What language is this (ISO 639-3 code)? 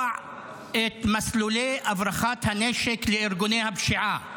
heb